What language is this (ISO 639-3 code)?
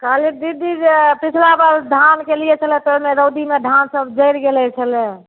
mai